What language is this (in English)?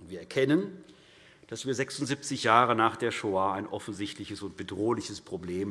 German